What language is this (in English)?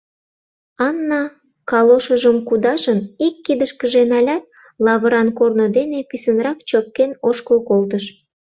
Mari